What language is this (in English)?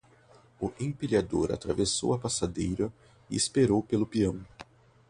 Portuguese